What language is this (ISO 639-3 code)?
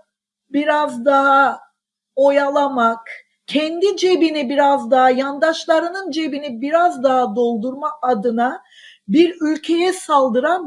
tur